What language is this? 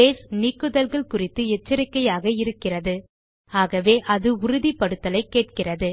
Tamil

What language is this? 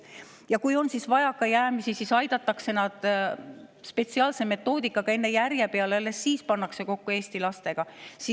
Estonian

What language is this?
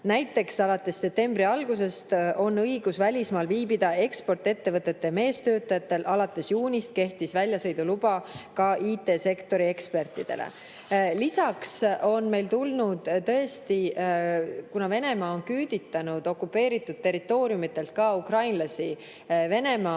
Estonian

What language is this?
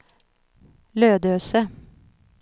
Swedish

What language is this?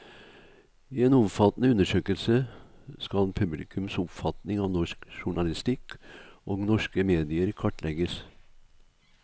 Norwegian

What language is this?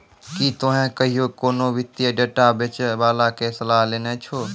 Maithili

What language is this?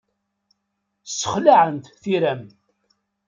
Kabyle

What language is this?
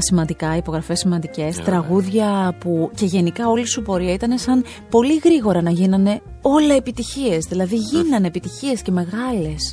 Greek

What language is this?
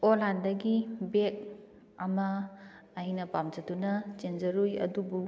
Manipuri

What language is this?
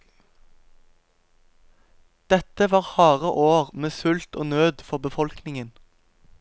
Norwegian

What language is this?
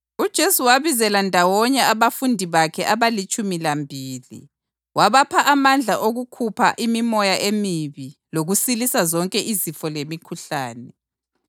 North Ndebele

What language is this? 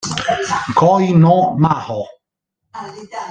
Italian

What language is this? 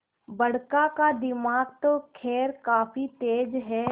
Hindi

